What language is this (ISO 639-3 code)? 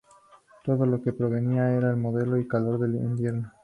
spa